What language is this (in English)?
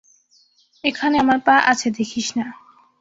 Bangla